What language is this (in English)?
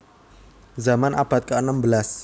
Javanese